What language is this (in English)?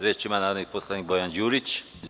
Serbian